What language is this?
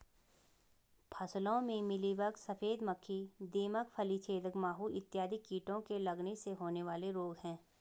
Hindi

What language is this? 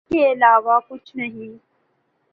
Urdu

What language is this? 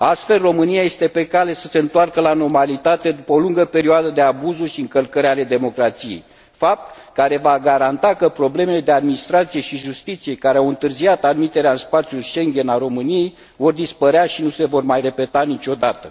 Romanian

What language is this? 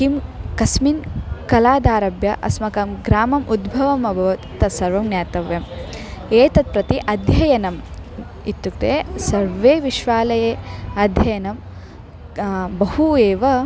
Sanskrit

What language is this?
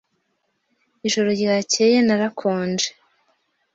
Kinyarwanda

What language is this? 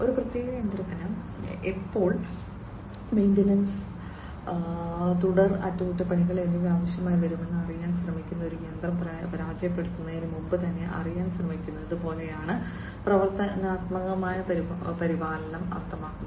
Malayalam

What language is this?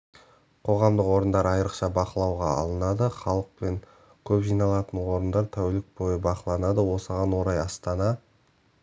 Kazakh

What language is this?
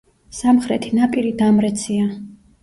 Georgian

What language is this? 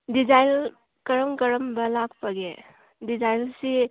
Manipuri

